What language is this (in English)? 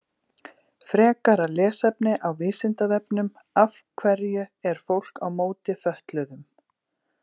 Icelandic